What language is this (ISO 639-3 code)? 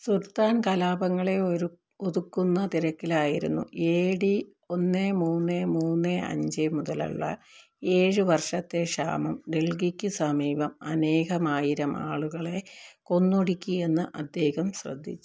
mal